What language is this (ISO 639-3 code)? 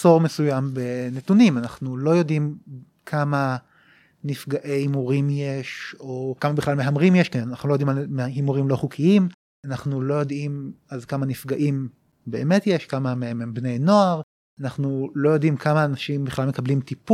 heb